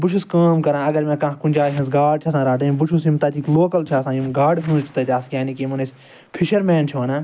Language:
Kashmiri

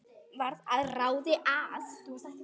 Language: Icelandic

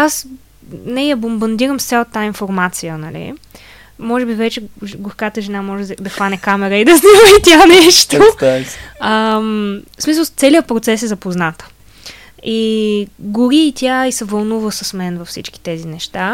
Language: Bulgarian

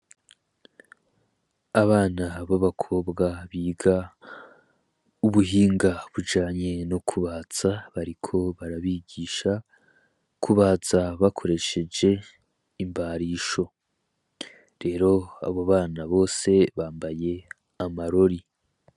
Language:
Rundi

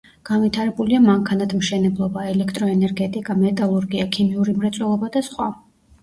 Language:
Georgian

